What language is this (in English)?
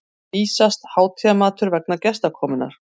Icelandic